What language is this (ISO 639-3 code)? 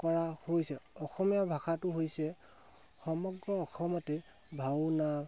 asm